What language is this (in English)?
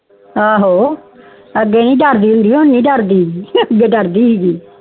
Punjabi